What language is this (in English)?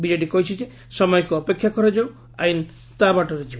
Odia